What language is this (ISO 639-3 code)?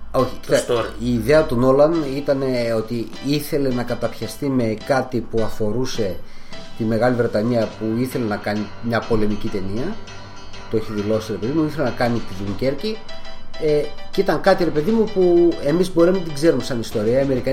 ell